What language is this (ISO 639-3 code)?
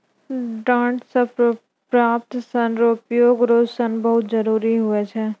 mai